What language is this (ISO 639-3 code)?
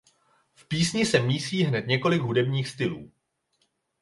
ces